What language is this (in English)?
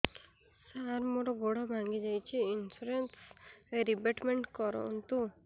Odia